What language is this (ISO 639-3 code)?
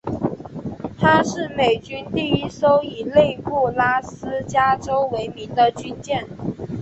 zho